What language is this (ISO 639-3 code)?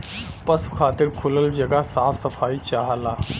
bho